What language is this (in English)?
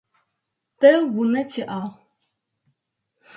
Adyghe